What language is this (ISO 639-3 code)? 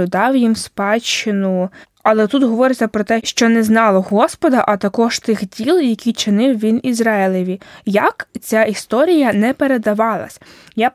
ukr